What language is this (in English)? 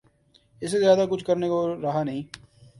Urdu